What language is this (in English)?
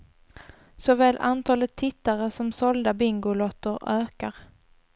Swedish